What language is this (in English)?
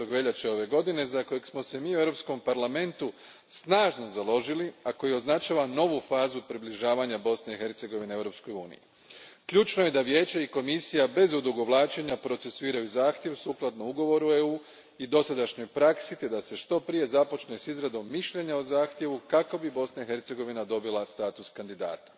Croatian